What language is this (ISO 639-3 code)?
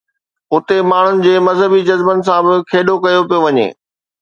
snd